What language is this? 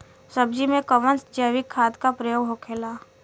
Bhojpuri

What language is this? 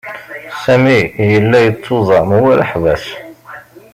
Kabyle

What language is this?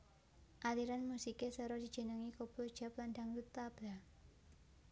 Javanese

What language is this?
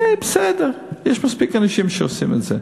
Hebrew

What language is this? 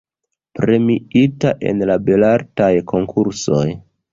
Esperanto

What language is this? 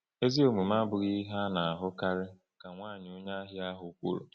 Igbo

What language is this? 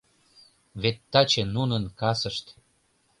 Mari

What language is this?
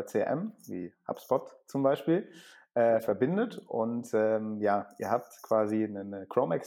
German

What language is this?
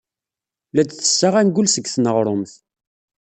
Kabyle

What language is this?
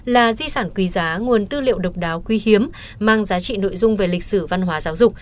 Vietnamese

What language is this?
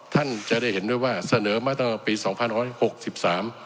Thai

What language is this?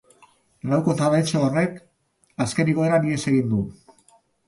Basque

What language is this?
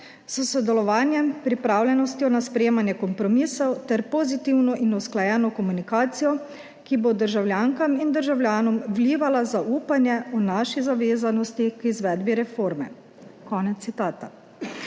Slovenian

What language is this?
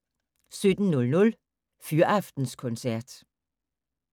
Danish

